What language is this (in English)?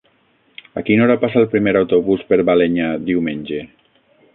Catalan